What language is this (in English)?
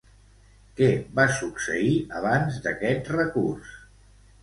Catalan